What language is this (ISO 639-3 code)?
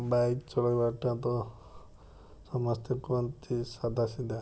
ori